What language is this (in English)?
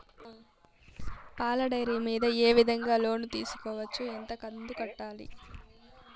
Telugu